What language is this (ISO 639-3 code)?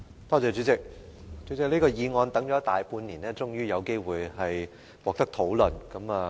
yue